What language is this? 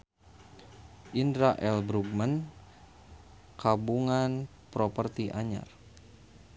Sundanese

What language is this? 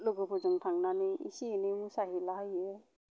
Bodo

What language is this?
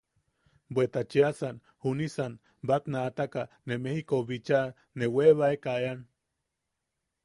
Yaqui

